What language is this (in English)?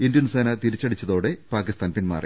Malayalam